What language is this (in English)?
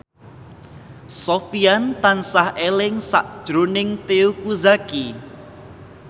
Javanese